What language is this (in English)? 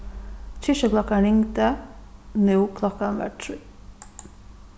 Faroese